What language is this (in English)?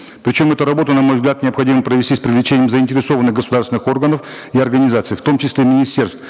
Kazakh